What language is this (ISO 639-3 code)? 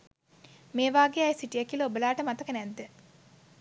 sin